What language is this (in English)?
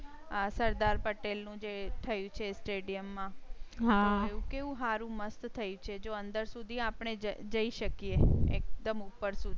Gujarati